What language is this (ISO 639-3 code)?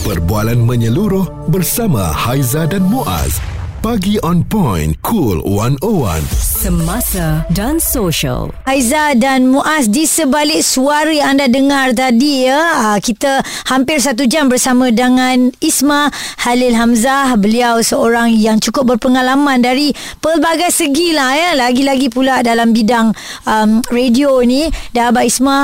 msa